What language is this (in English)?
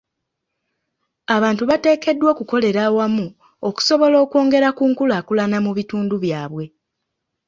Ganda